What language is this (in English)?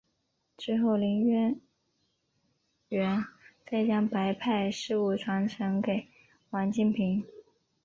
Chinese